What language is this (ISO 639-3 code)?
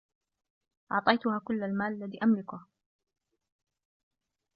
ara